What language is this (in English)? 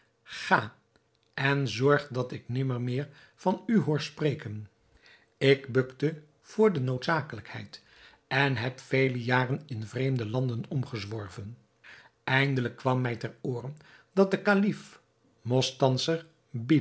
Dutch